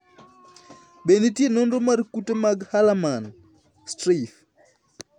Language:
Luo (Kenya and Tanzania)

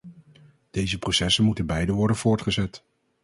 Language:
Dutch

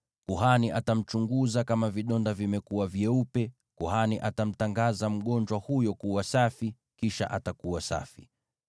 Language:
Swahili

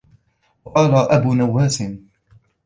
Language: Arabic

